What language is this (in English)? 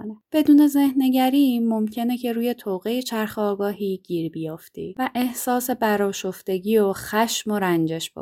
Persian